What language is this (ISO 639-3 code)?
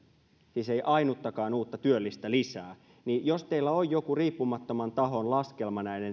fin